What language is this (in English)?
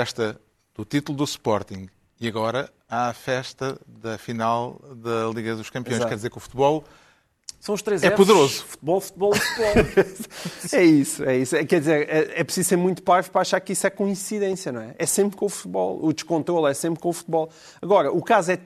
Portuguese